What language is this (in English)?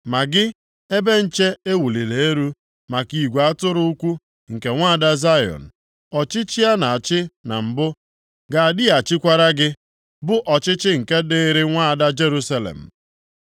Igbo